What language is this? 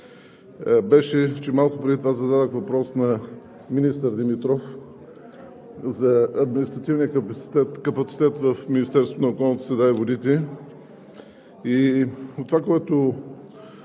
Bulgarian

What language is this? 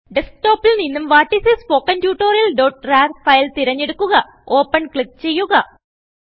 Malayalam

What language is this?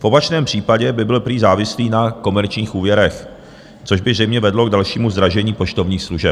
Czech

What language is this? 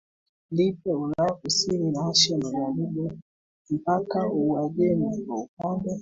Swahili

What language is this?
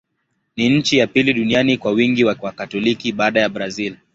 Swahili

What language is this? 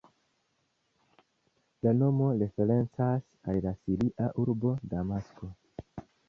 Esperanto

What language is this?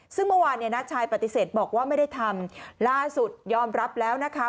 Thai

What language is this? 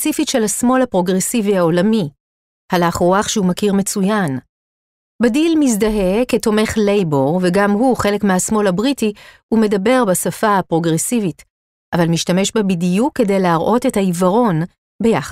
Hebrew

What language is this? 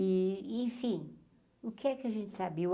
Portuguese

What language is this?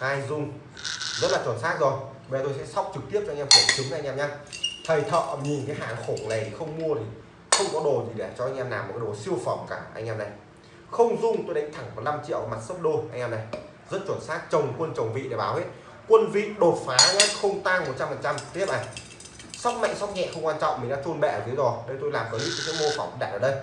Vietnamese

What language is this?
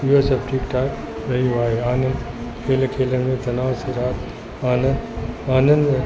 Sindhi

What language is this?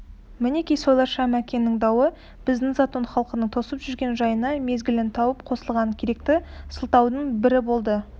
Kazakh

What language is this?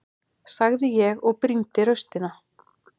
Icelandic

